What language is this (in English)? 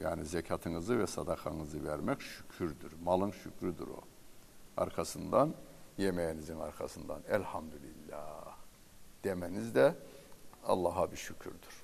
Turkish